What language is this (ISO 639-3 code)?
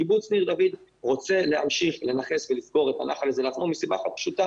heb